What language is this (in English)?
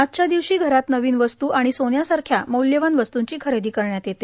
Marathi